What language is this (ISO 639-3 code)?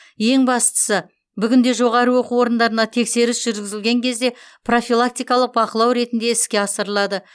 kaz